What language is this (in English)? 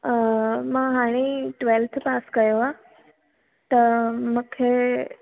Sindhi